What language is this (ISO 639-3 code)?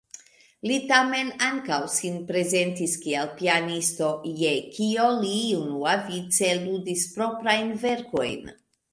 epo